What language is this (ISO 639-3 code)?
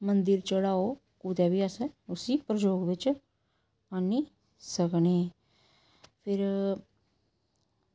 doi